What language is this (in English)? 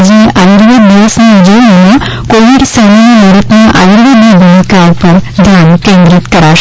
Gujarati